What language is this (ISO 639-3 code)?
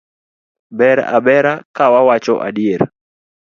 luo